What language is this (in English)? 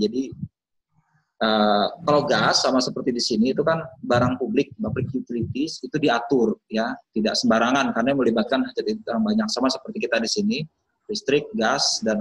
Indonesian